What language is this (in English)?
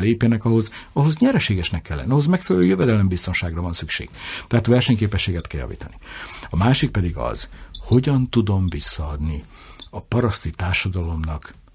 Hungarian